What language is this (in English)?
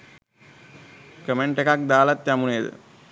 Sinhala